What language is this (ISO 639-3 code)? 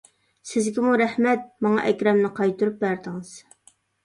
uig